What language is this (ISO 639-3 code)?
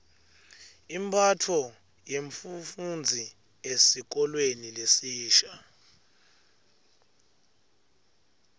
ssw